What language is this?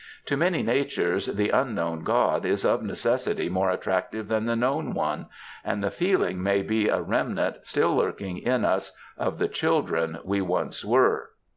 English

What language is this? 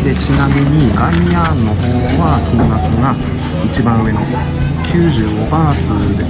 Japanese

